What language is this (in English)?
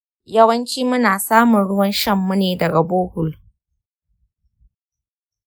Hausa